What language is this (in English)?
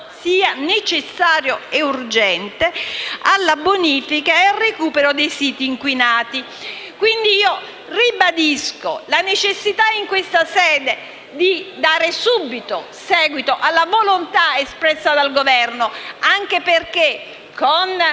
Italian